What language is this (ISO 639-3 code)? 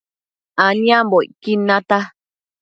mcf